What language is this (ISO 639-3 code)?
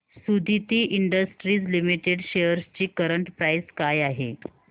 mar